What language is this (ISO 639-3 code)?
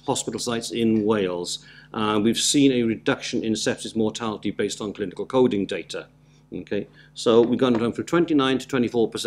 eng